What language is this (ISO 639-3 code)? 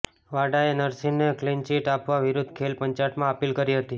guj